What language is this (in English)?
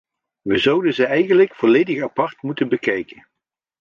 Dutch